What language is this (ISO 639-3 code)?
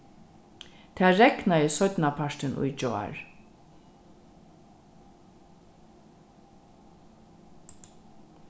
fao